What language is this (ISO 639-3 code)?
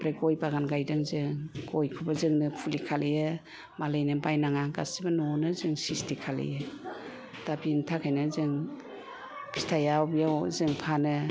brx